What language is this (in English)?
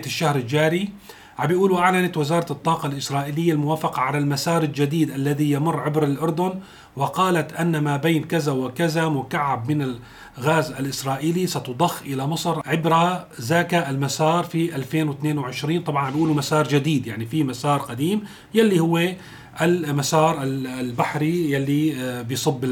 Arabic